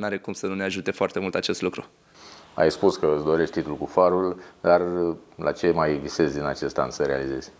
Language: Romanian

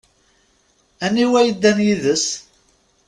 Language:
Kabyle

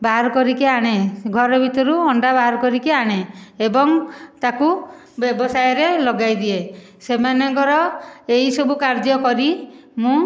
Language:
Odia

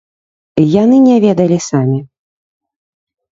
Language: Belarusian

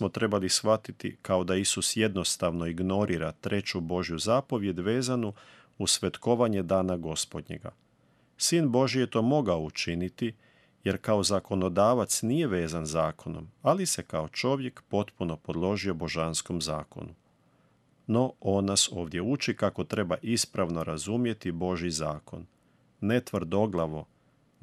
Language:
Croatian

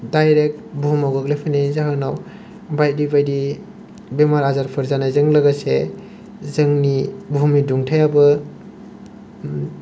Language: Bodo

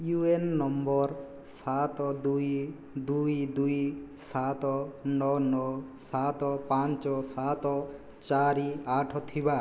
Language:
Odia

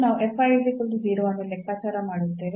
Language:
Kannada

